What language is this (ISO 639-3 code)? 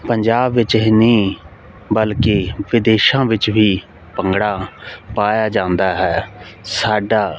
pan